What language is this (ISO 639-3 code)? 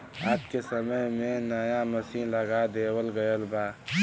bho